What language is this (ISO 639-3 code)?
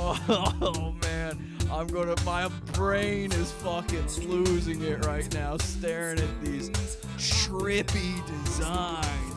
eng